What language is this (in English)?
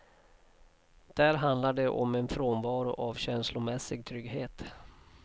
Swedish